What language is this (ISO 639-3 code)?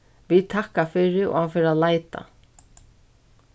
fao